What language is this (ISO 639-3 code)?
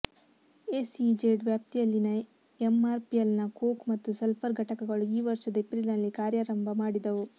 kan